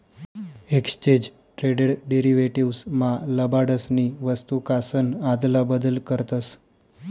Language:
Marathi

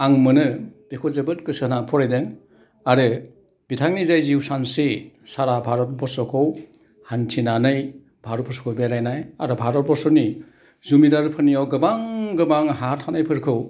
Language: Bodo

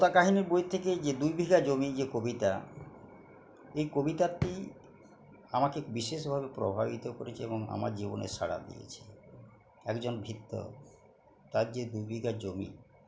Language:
Bangla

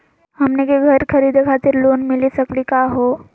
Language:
Magahi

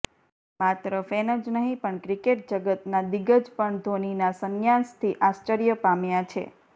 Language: Gujarati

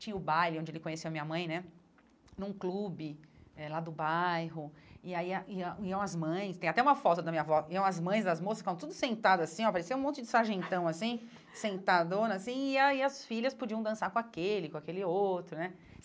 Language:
Portuguese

